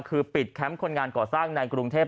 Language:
Thai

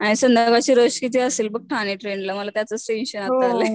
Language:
Marathi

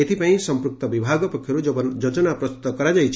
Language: Odia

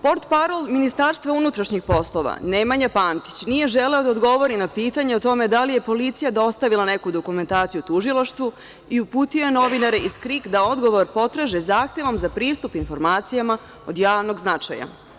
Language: Serbian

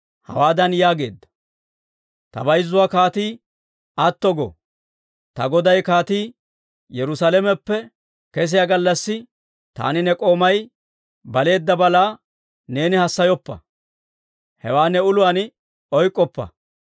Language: Dawro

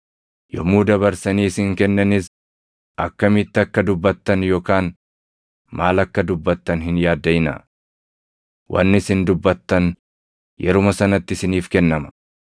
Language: Oromo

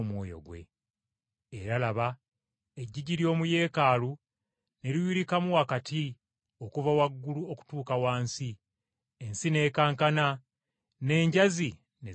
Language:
Ganda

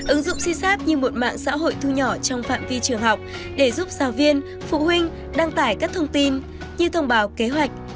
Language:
Vietnamese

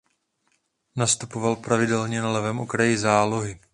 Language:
Czech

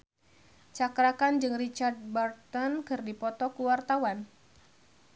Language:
Sundanese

